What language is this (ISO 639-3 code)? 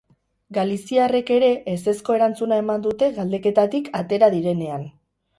eus